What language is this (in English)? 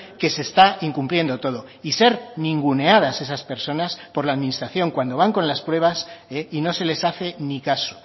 Spanish